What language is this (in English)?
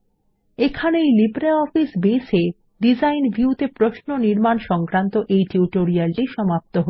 Bangla